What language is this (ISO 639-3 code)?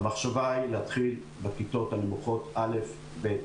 heb